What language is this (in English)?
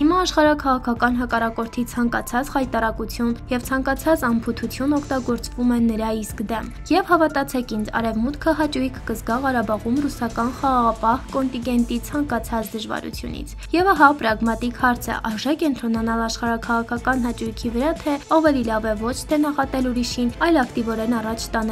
Romanian